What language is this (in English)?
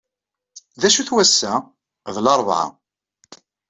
Kabyle